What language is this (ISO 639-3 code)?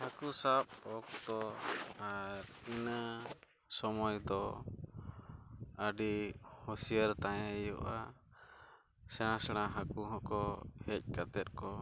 sat